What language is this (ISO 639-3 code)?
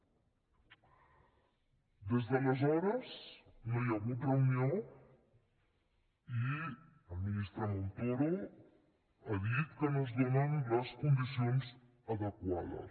cat